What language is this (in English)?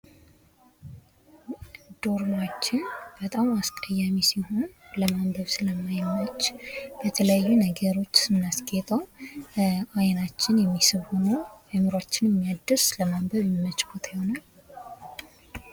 Amharic